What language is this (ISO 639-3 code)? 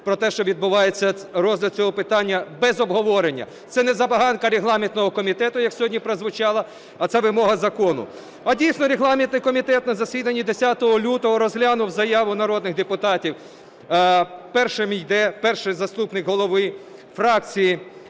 ukr